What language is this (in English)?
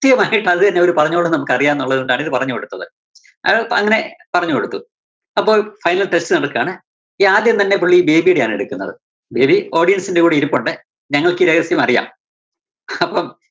Malayalam